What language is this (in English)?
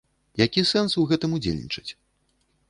Belarusian